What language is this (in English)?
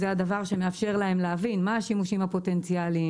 Hebrew